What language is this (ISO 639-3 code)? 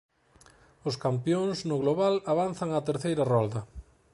glg